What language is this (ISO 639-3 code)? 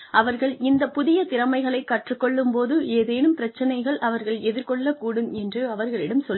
tam